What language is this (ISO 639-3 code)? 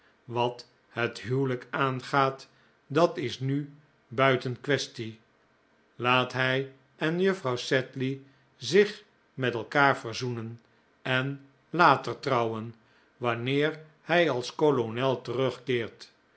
nld